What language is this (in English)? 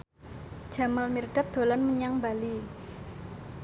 Javanese